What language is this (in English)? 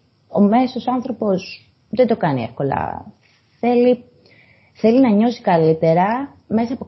Greek